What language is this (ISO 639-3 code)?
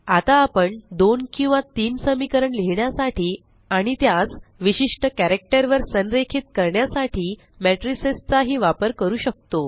mar